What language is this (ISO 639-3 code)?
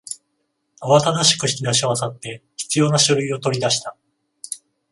jpn